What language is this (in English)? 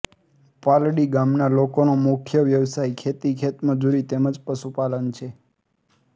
Gujarati